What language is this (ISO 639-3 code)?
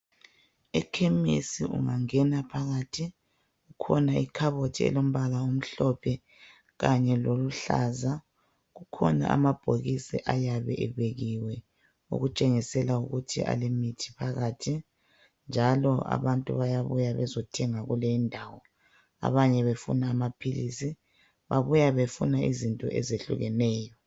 nde